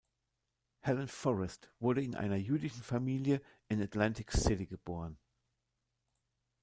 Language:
German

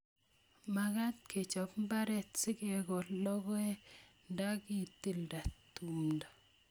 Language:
Kalenjin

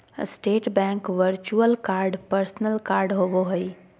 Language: Magahi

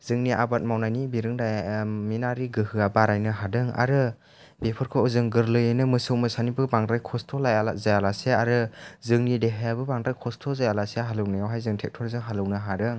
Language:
Bodo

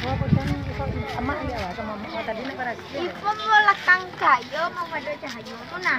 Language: Thai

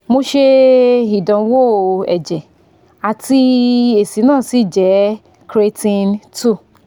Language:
Yoruba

